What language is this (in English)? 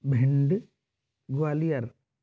Hindi